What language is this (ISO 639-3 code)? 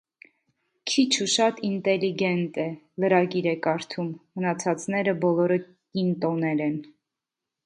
hye